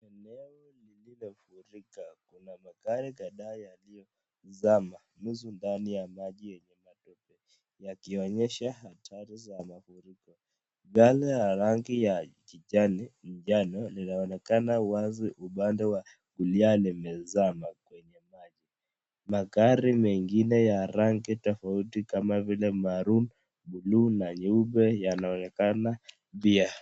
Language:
Swahili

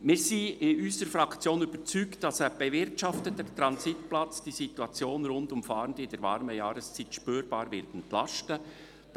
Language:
Swiss German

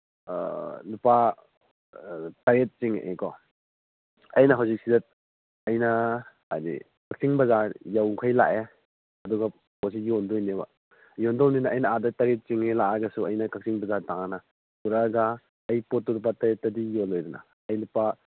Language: Manipuri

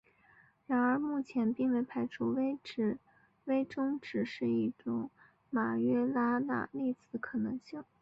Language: Chinese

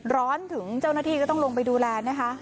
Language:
Thai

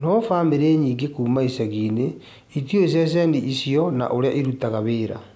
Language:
Kikuyu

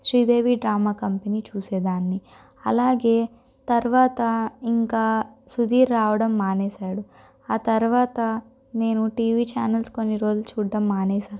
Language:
Telugu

